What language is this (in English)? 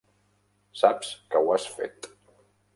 Catalan